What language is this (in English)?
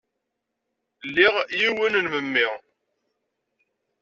Kabyle